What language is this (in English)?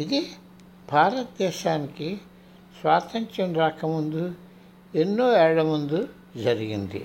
Telugu